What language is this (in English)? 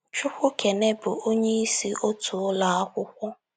Igbo